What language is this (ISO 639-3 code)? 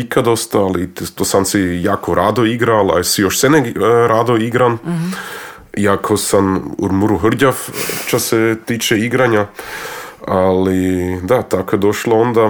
hrv